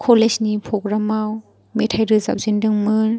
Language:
Bodo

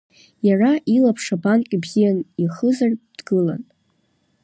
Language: Abkhazian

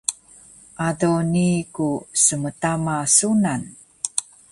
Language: Taroko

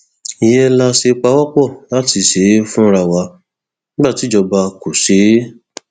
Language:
Yoruba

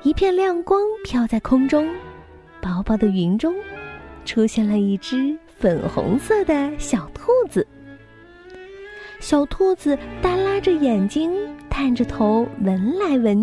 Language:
Chinese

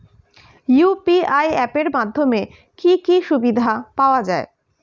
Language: Bangla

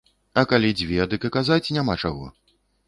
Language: Belarusian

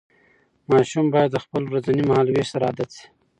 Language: Pashto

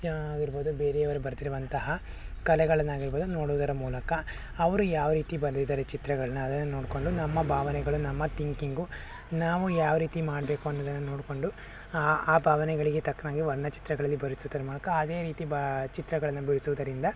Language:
Kannada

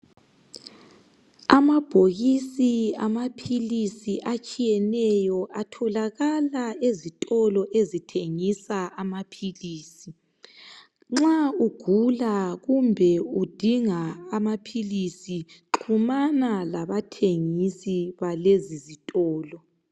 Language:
North Ndebele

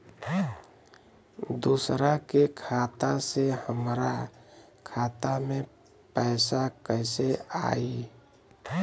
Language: Bhojpuri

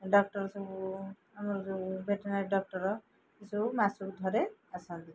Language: Odia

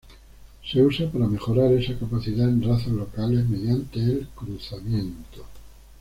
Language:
Spanish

